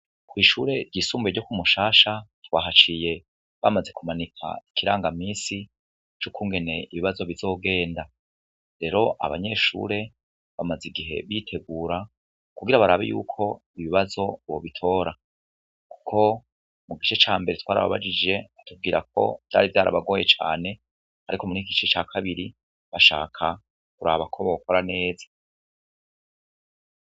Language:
Rundi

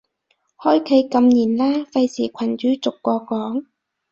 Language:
Cantonese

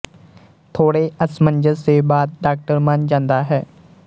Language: Punjabi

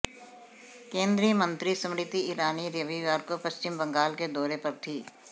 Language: Hindi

